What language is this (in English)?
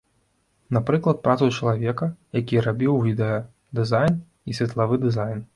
Belarusian